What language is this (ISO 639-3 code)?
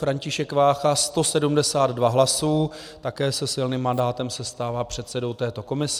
ces